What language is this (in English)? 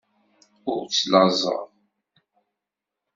Kabyle